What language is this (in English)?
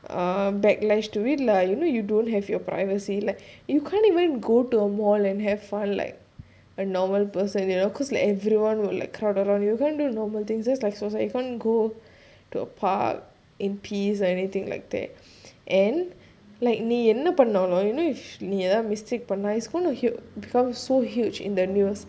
English